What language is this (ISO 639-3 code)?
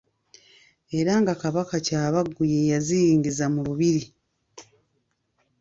lug